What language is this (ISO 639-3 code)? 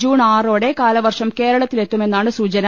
mal